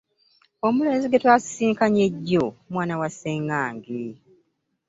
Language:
Ganda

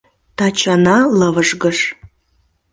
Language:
Mari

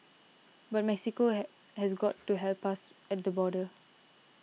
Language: English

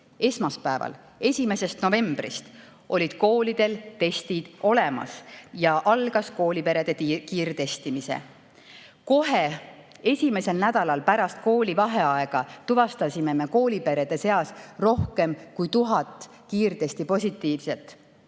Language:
Estonian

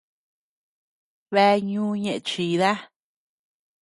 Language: Tepeuxila Cuicatec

